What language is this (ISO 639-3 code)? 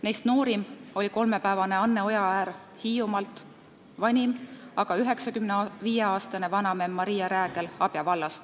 est